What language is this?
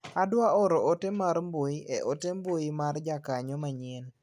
Luo (Kenya and Tanzania)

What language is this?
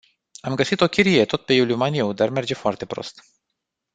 Romanian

